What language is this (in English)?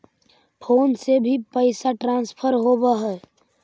Magahi